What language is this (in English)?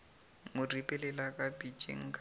Northern Sotho